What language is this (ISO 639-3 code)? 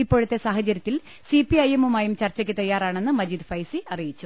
mal